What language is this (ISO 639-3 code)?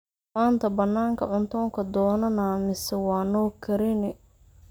som